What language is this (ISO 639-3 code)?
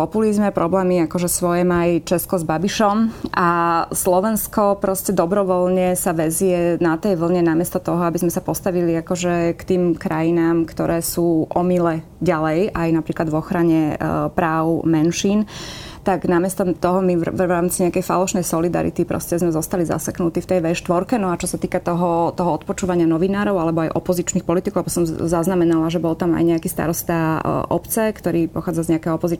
slk